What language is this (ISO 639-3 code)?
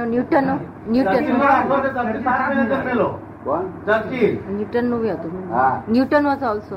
guj